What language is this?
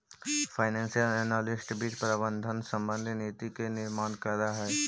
Magahi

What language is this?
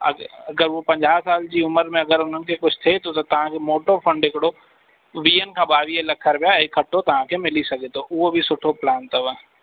Sindhi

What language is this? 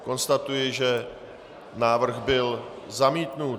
Czech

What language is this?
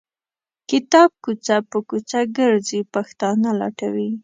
Pashto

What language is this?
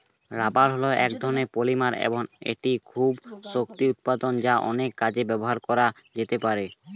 Bangla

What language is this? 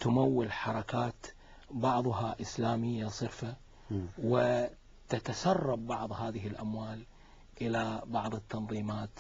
Arabic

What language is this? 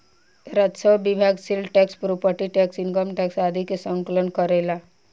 Bhojpuri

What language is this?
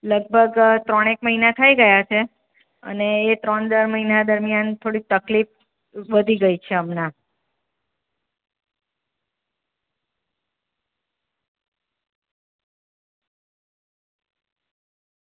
Gujarati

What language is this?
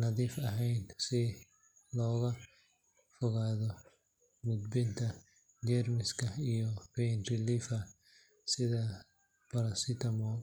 Somali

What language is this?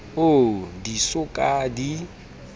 Southern Sotho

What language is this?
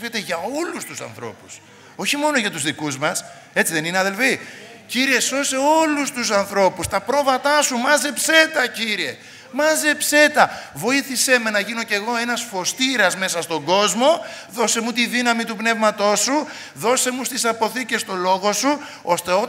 Greek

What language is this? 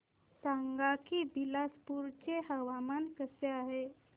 Marathi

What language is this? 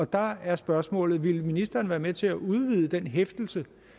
Danish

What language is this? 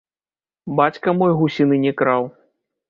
Belarusian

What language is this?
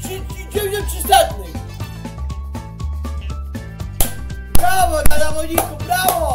Polish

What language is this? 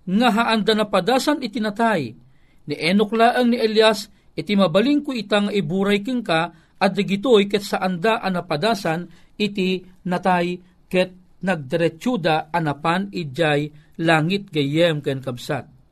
Filipino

